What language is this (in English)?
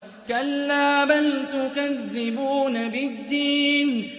Arabic